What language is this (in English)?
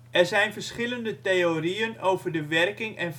Dutch